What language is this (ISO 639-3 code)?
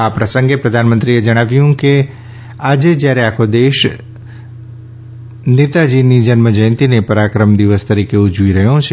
guj